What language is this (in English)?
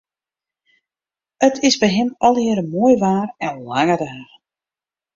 Western Frisian